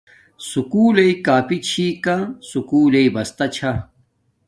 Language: Domaaki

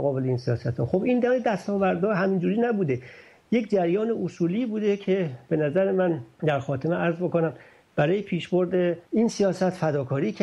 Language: Persian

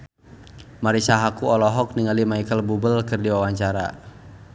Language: Sundanese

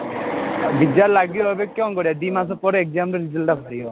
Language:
Odia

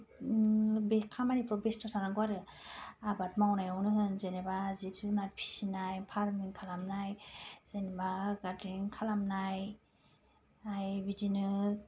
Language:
Bodo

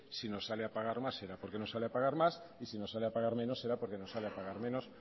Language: Spanish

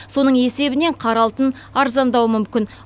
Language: Kazakh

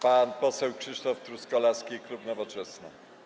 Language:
Polish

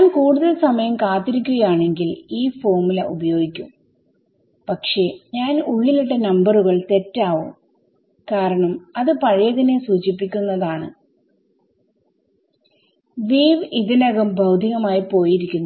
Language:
Malayalam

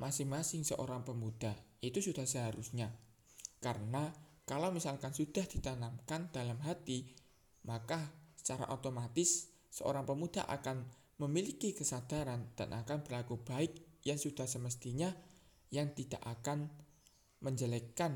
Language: Indonesian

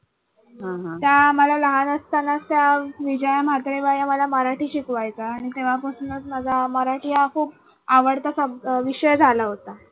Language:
Marathi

